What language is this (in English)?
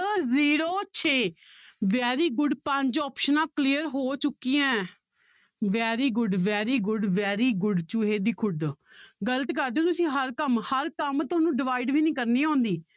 Punjabi